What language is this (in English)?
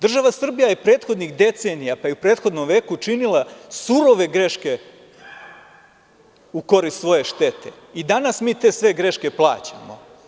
Serbian